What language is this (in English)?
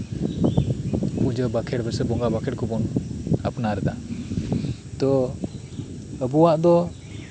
Santali